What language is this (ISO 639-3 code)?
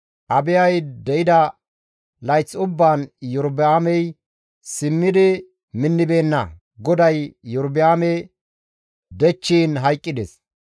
gmv